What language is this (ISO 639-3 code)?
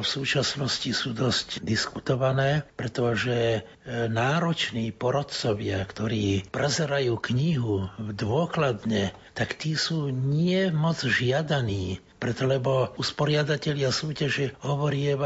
slk